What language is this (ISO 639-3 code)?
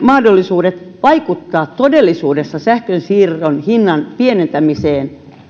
fin